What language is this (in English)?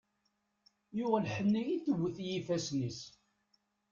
Kabyle